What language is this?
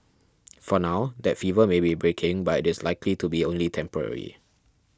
English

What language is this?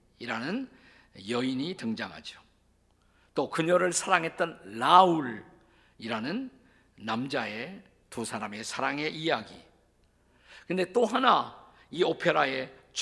Korean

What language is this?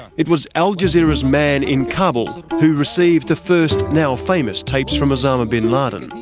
English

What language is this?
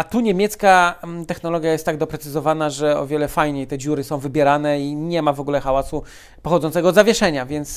Polish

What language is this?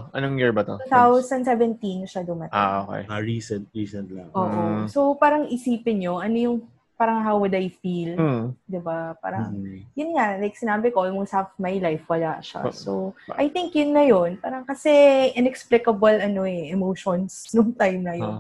Filipino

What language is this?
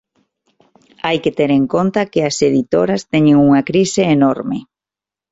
Galician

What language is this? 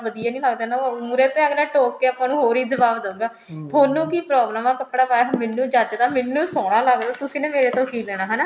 Punjabi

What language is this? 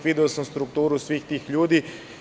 Serbian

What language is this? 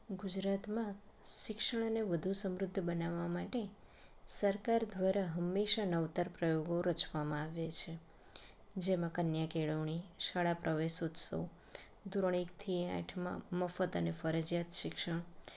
Gujarati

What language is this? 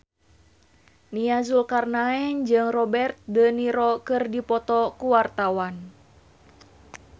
Sundanese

